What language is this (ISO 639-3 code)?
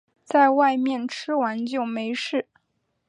zho